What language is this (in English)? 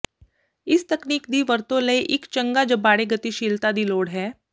Punjabi